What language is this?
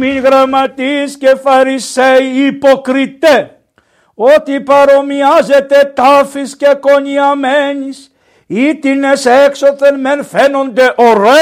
Greek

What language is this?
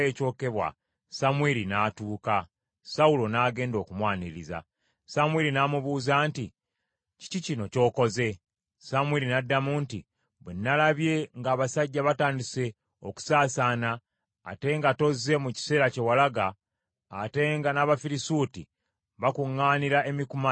Ganda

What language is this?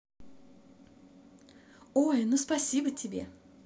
Russian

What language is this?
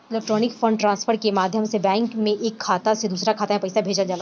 Bhojpuri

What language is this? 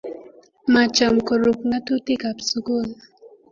Kalenjin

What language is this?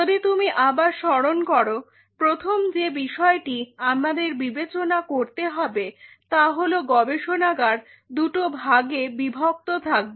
Bangla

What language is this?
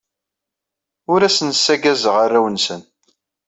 Kabyle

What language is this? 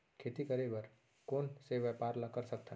Chhattisgarhi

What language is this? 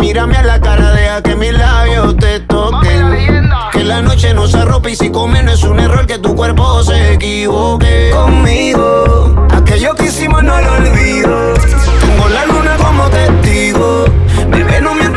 German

